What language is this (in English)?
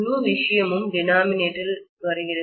Tamil